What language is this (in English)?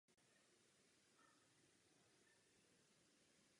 Czech